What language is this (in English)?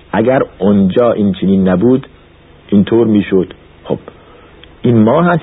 Persian